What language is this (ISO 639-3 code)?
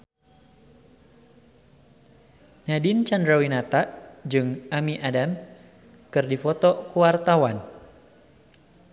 sun